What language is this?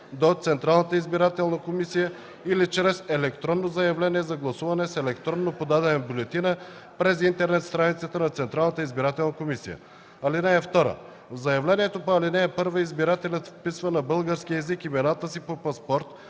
Bulgarian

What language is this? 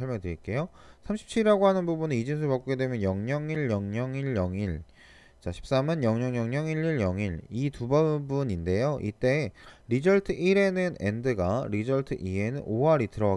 Korean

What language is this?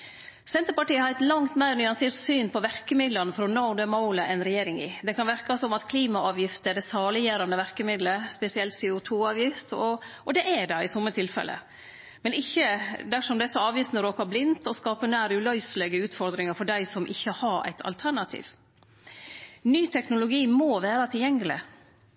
Norwegian Nynorsk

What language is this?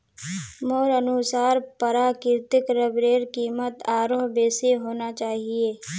Magahi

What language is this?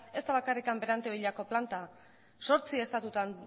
Basque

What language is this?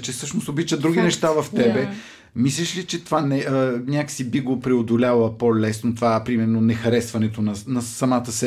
Bulgarian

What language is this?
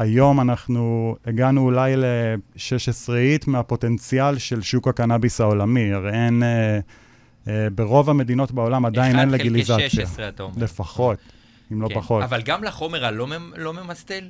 Hebrew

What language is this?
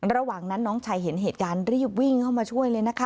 Thai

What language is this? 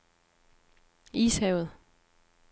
Danish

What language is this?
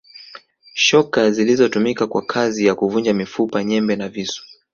Swahili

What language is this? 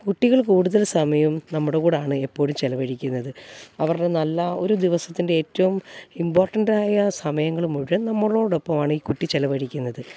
Malayalam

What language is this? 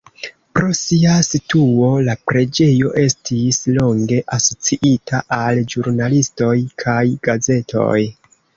Esperanto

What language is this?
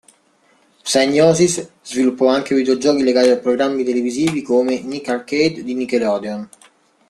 Italian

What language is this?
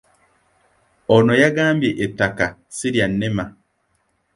Ganda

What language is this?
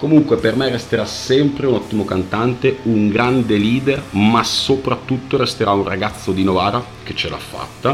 Italian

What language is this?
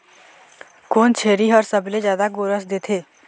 Chhattisgarhi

